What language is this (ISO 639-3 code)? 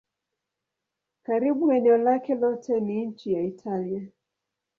swa